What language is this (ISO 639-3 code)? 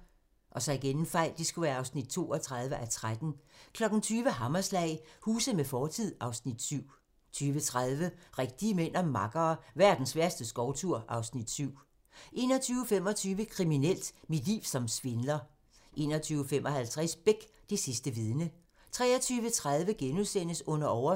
dan